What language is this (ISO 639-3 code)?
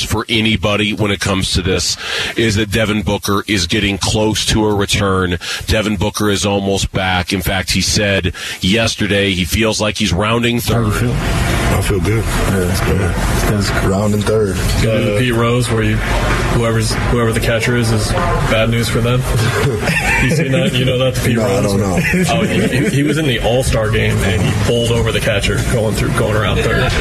eng